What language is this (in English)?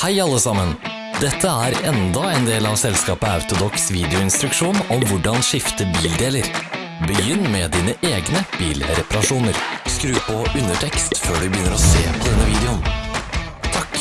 Norwegian